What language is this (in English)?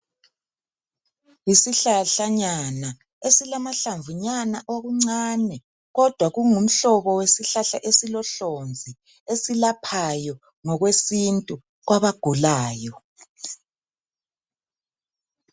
North Ndebele